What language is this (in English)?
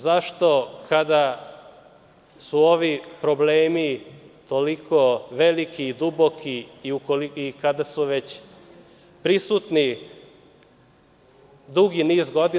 Serbian